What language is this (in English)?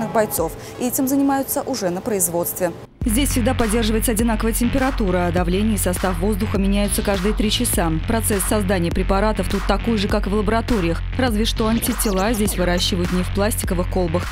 Russian